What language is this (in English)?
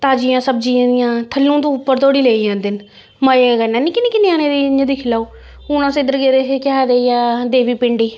Dogri